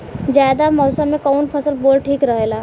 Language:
Bhojpuri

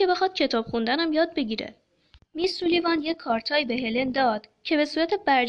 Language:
Persian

